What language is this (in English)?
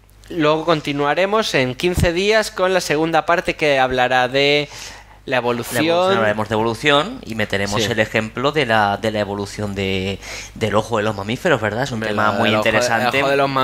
Spanish